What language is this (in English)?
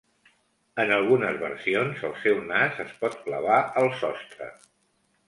Catalan